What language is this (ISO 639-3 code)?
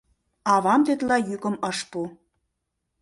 chm